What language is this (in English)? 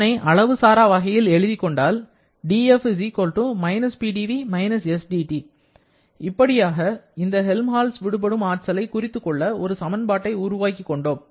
Tamil